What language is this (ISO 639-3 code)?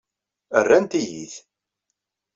kab